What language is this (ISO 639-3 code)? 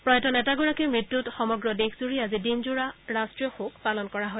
asm